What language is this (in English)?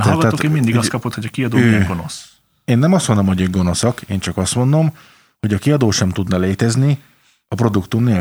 Hungarian